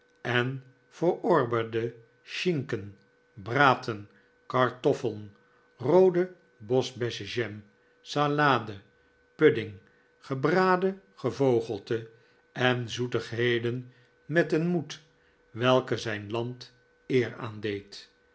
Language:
Dutch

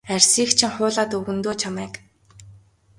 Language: Mongolian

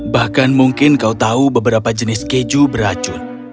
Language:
Indonesian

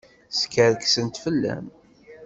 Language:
Kabyle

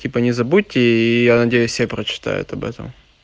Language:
Russian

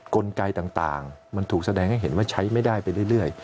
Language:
Thai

